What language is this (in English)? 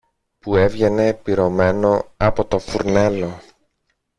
Greek